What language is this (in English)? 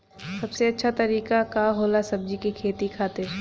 Bhojpuri